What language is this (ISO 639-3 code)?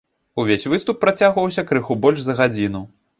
bel